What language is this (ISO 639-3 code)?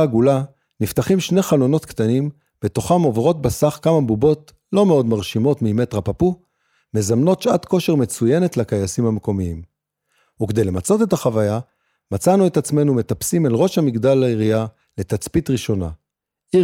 heb